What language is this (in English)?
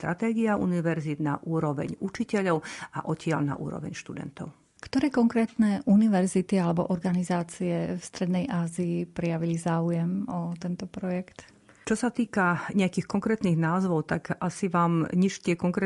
Slovak